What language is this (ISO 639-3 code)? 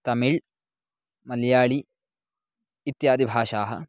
san